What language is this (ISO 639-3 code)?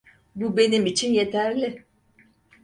tur